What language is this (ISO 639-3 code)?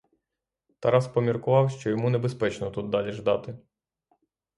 ukr